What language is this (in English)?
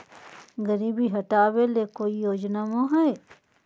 Magahi